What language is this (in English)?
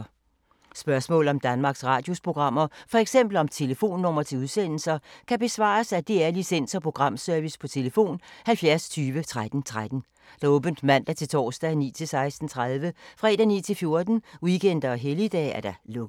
Danish